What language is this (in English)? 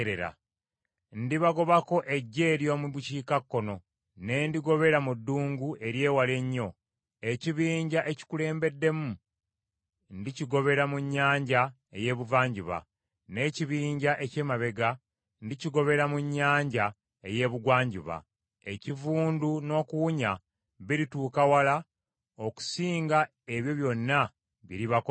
Ganda